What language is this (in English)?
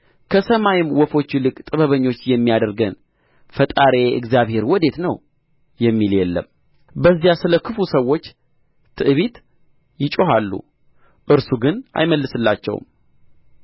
Amharic